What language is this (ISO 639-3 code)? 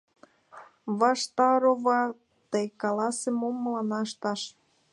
chm